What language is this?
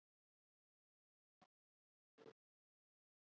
Icelandic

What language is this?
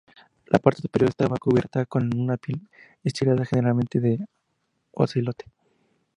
Spanish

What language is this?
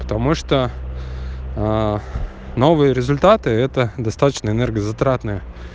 Russian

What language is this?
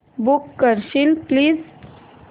Marathi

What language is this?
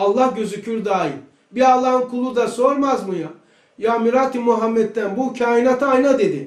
Turkish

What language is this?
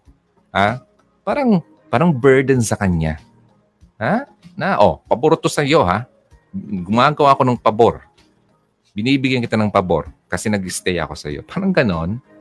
Filipino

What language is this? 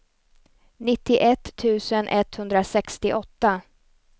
Swedish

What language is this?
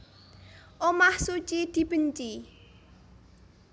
Javanese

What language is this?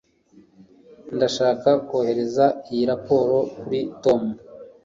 Kinyarwanda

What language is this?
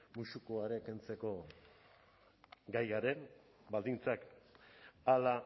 Basque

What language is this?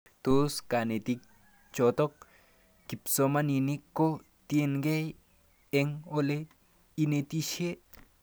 Kalenjin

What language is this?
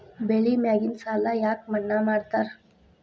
Kannada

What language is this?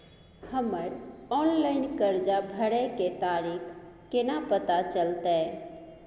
Maithili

